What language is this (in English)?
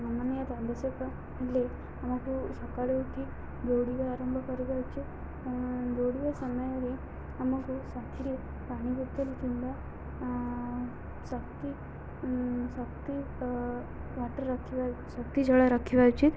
Odia